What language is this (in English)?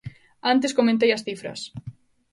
Galician